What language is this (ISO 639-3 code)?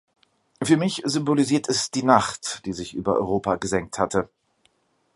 deu